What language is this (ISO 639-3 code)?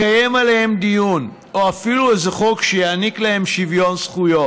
heb